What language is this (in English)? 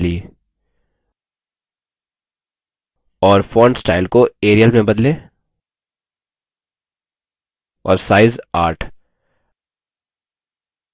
Hindi